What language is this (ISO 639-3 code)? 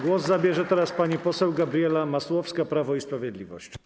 pol